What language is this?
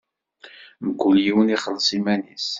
Kabyle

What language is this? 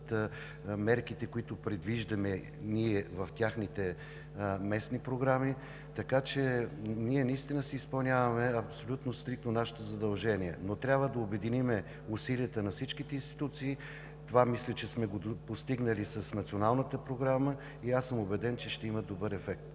Bulgarian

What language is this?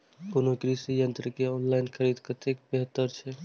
Maithili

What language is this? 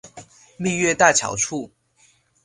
Chinese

